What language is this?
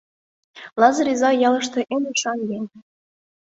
Mari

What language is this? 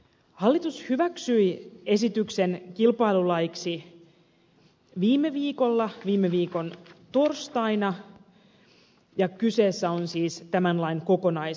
Finnish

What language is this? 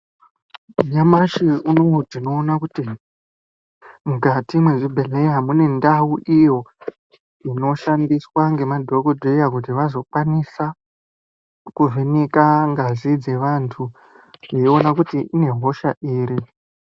Ndau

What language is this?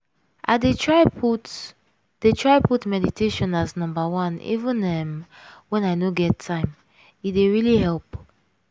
Nigerian Pidgin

